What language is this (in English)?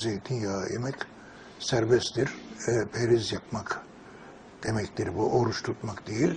Turkish